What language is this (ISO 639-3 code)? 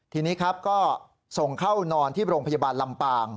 tha